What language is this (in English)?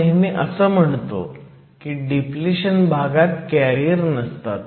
Marathi